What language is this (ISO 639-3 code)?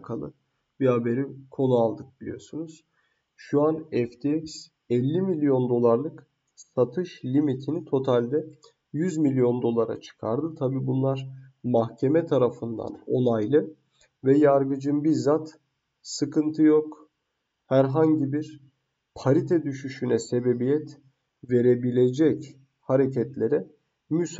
tur